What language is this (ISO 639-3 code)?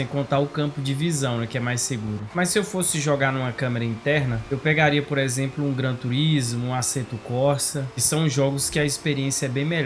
por